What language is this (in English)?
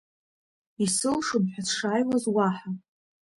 Abkhazian